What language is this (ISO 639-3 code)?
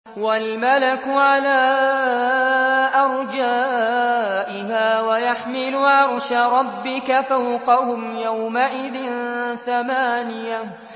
ara